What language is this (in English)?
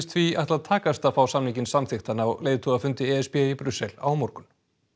Icelandic